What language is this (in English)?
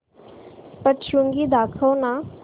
Marathi